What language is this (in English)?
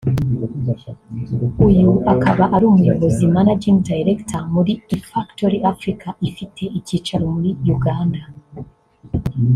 Kinyarwanda